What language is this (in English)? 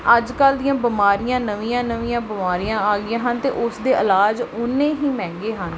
Punjabi